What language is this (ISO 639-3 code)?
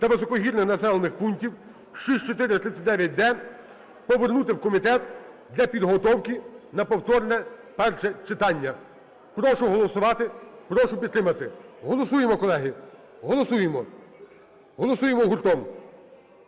ukr